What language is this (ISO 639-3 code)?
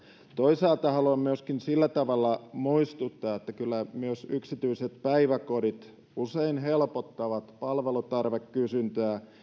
fin